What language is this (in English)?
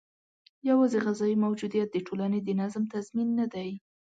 Pashto